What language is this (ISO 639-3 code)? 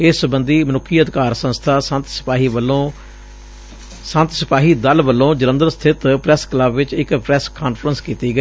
pan